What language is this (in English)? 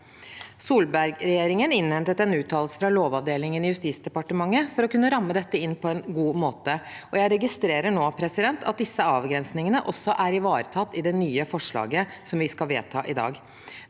Norwegian